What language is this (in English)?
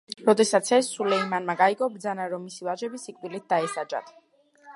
Georgian